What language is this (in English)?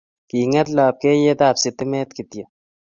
Kalenjin